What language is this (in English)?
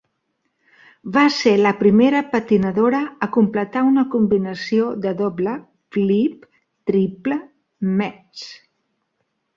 Catalan